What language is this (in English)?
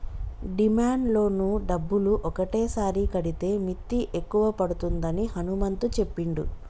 Telugu